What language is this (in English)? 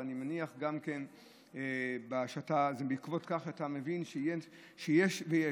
Hebrew